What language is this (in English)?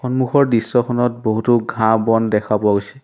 Assamese